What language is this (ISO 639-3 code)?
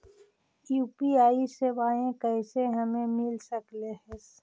mag